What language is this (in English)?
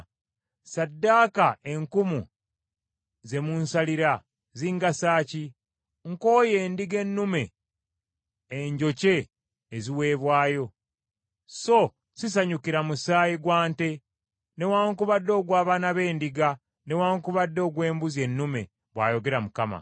Ganda